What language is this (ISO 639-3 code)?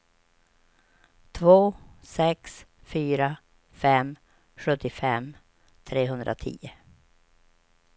swe